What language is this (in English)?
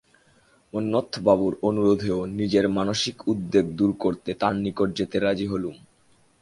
Bangla